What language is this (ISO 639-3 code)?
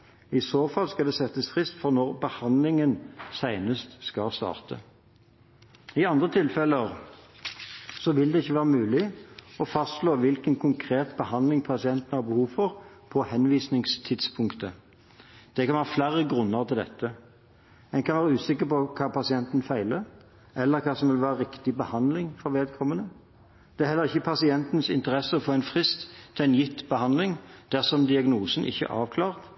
nob